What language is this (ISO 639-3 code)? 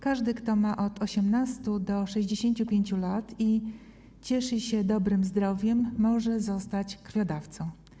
pol